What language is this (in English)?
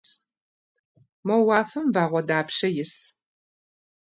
Kabardian